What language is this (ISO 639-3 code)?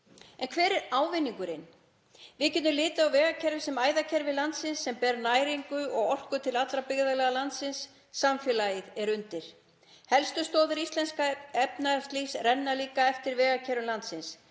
isl